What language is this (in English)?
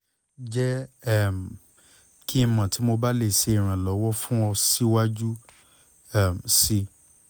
Yoruba